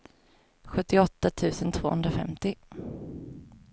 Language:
Swedish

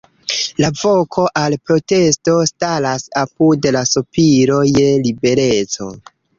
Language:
Esperanto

